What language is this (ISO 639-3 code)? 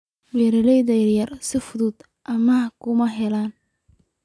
som